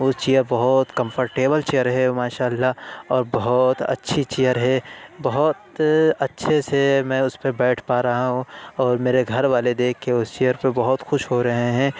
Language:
Urdu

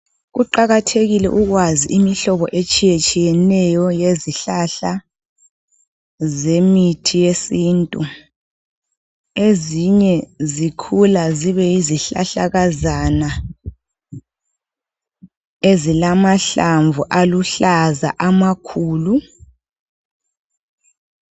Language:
North Ndebele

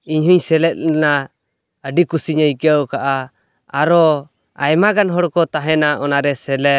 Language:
Santali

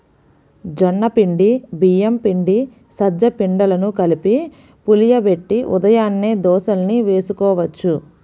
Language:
Telugu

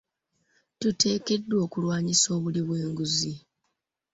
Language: Ganda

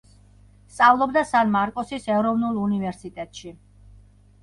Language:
Georgian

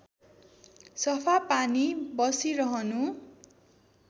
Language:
Nepali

